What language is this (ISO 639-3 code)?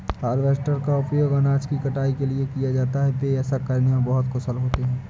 hin